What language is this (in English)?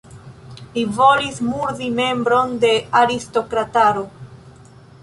Esperanto